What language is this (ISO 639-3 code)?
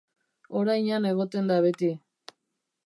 eus